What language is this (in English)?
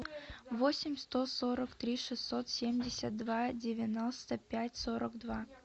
Russian